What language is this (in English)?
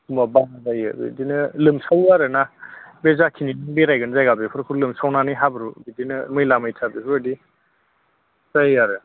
Bodo